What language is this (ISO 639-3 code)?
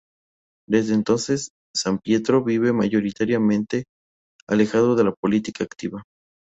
spa